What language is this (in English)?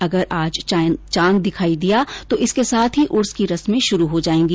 Hindi